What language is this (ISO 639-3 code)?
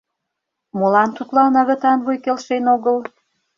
chm